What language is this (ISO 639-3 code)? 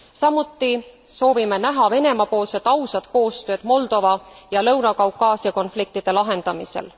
est